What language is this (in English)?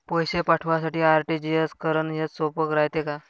Marathi